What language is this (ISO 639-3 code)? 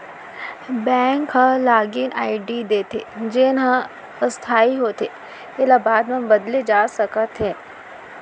hne